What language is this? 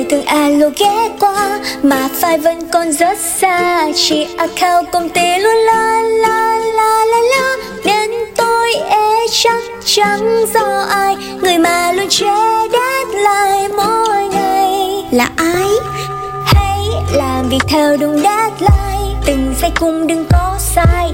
Vietnamese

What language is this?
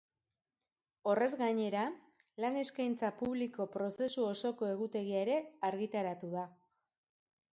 Basque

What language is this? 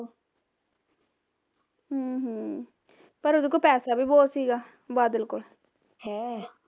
Punjabi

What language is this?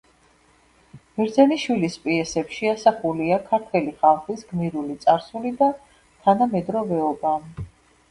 Georgian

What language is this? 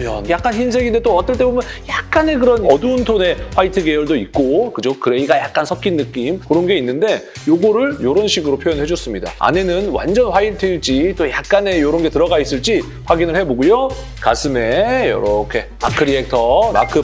Korean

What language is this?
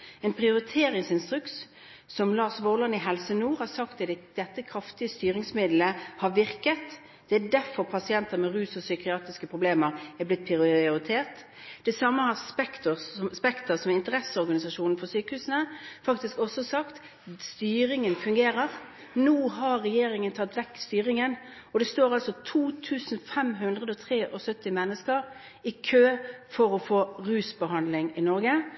Norwegian Bokmål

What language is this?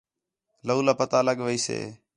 Khetrani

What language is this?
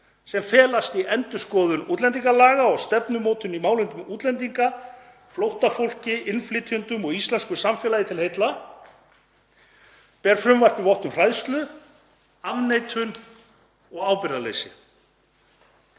Icelandic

